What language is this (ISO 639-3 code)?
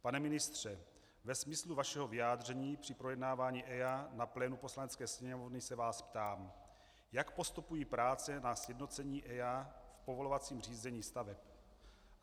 ces